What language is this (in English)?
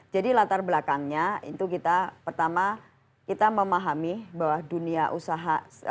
Indonesian